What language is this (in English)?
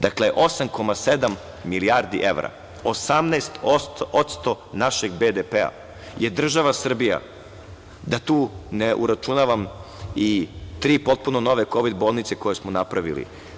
Serbian